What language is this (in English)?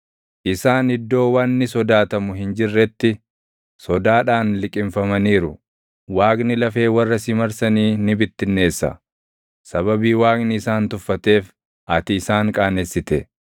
Oromo